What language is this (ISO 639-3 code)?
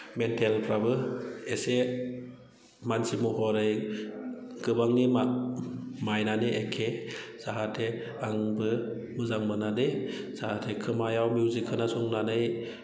brx